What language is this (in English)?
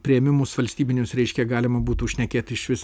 Lithuanian